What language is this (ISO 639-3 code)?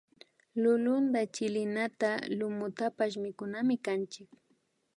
qvi